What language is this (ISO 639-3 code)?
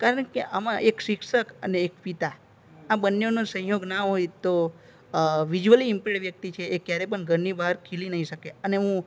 guj